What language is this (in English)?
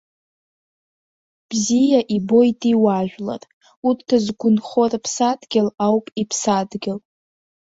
Abkhazian